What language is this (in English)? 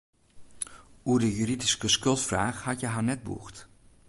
Western Frisian